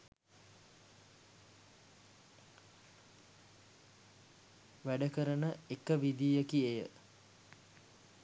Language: Sinhala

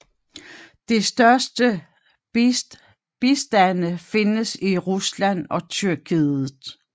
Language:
Danish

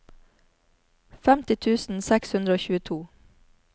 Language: Norwegian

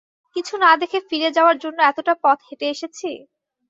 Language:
Bangla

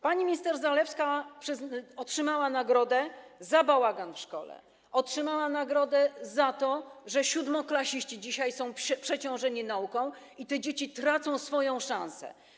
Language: Polish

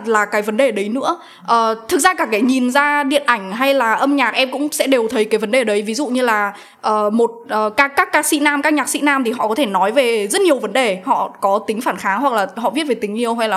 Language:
Vietnamese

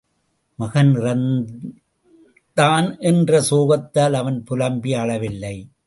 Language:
Tamil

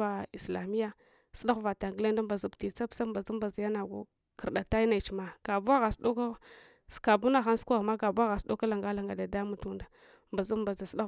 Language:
Hwana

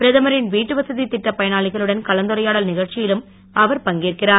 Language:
Tamil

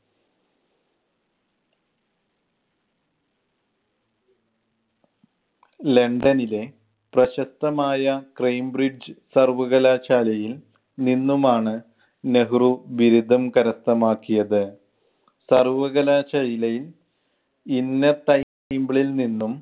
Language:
Malayalam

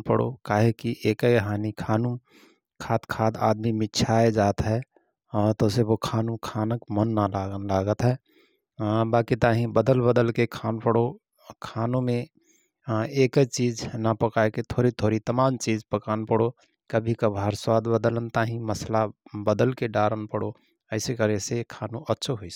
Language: Rana Tharu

